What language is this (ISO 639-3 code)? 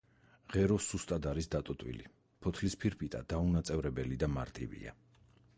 kat